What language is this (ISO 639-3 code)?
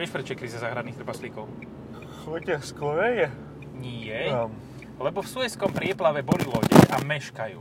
slk